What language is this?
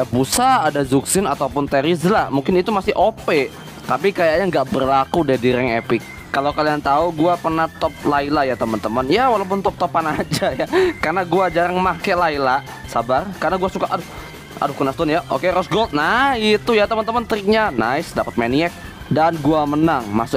Indonesian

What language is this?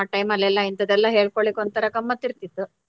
Kannada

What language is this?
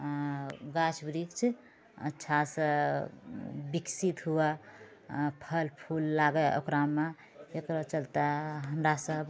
Maithili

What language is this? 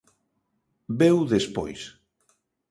Galician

